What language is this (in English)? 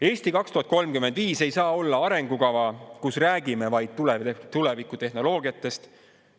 Estonian